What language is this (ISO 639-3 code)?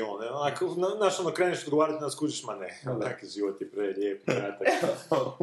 hrv